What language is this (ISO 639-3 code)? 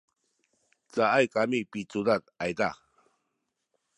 szy